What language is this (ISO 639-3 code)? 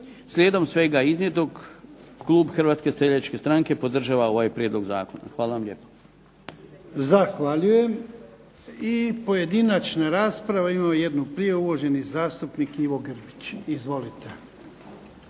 hrv